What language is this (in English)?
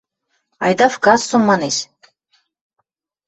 Western Mari